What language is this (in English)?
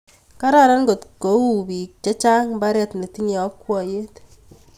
Kalenjin